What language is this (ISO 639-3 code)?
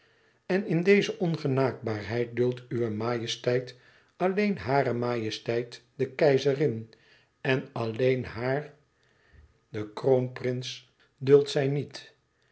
nld